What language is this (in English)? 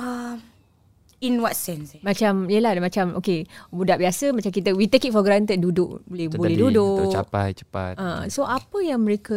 Malay